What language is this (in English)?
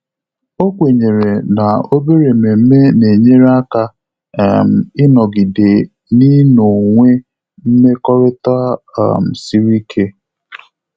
Igbo